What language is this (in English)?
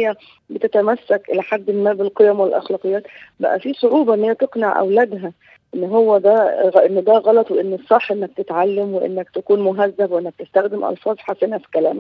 Arabic